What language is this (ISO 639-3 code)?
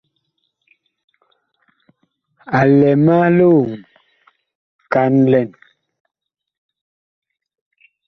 bkh